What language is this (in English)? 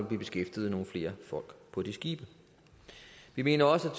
Danish